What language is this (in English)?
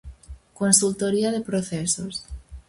Galician